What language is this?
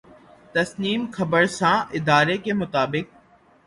Urdu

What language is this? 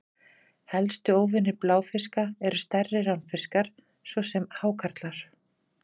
Icelandic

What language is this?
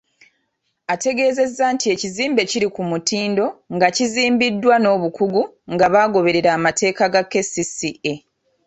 Ganda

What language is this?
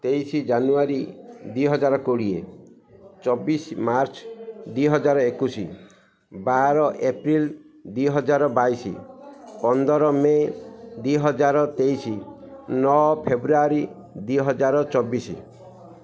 Odia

